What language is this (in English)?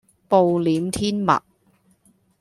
Cantonese